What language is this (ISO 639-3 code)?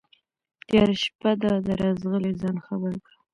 pus